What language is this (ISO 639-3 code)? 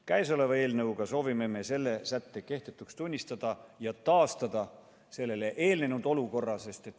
est